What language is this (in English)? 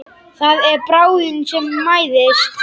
Icelandic